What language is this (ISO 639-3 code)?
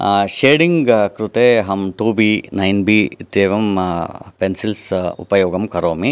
san